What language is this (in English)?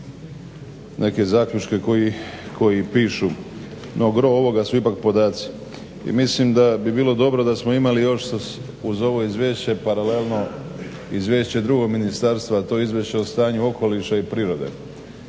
Croatian